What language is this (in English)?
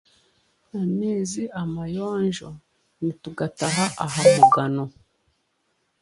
Chiga